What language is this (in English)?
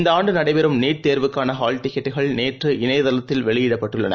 Tamil